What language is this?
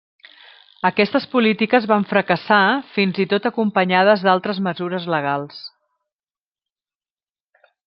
Catalan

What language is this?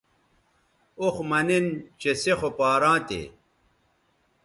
Bateri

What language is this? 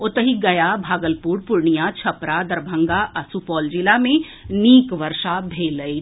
Maithili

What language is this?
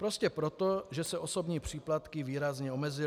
Czech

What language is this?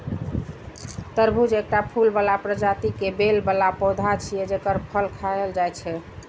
Maithili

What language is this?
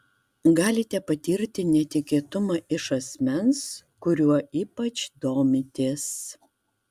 Lithuanian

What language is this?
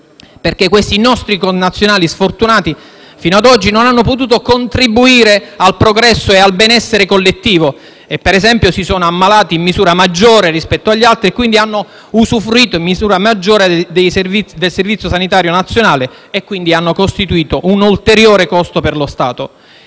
Italian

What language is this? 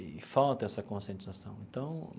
Portuguese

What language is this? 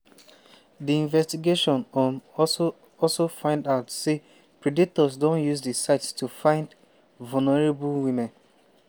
Nigerian Pidgin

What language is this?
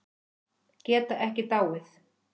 Icelandic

